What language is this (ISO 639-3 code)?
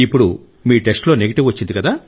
tel